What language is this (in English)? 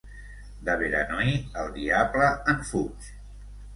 Catalan